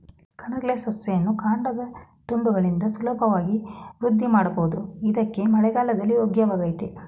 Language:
Kannada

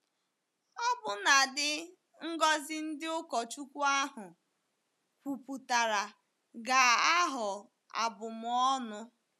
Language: Igbo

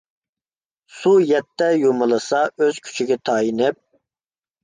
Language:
Uyghur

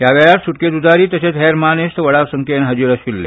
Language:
Konkani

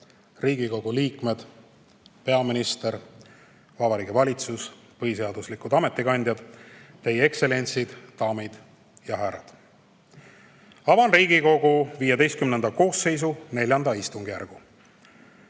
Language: Estonian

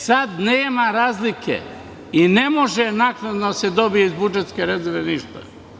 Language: Serbian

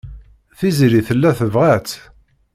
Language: Kabyle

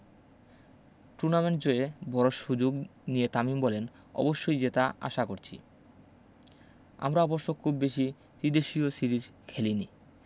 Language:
Bangla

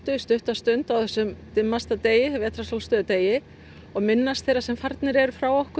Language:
Icelandic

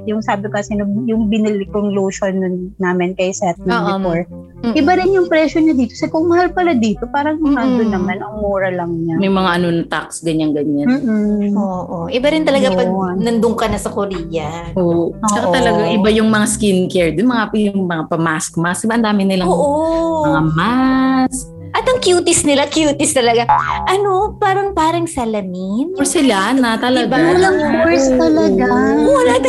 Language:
Filipino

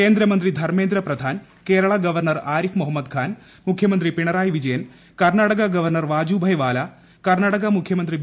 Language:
Malayalam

